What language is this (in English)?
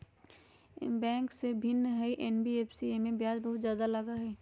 Magahi